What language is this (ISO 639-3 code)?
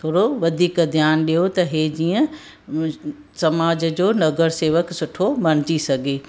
snd